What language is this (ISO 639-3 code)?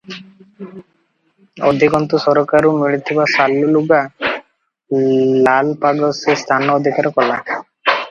ori